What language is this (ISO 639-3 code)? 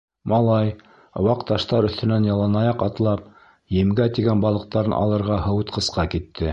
bak